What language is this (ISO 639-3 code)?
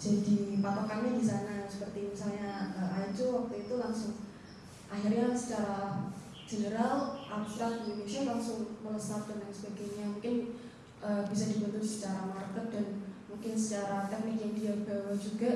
ind